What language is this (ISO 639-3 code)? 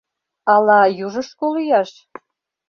chm